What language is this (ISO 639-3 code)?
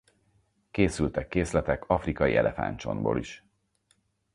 hun